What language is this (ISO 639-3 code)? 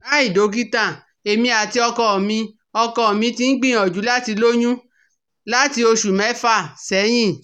yor